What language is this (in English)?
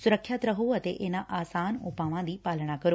Punjabi